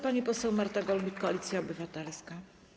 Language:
Polish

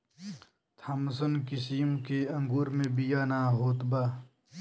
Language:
Bhojpuri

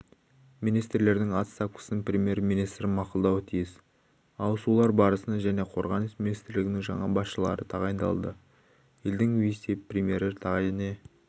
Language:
Kazakh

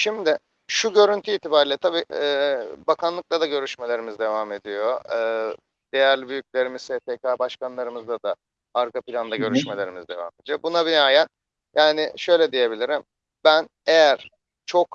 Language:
Turkish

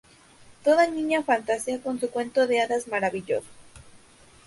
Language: Spanish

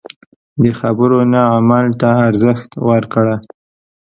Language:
Pashto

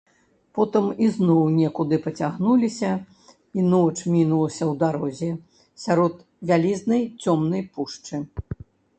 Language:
Belarusian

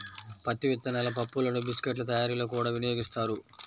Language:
Telugu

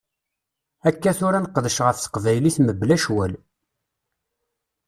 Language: Kabyle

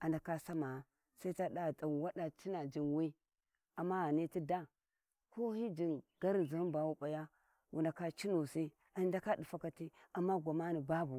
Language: Warji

